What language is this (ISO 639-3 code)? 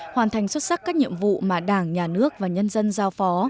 vie